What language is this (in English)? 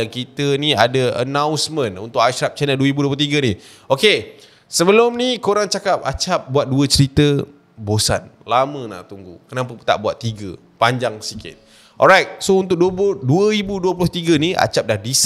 Malay